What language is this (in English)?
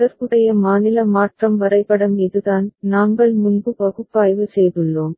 Tamil